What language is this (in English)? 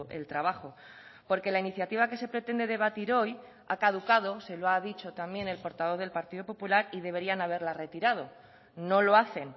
Spanish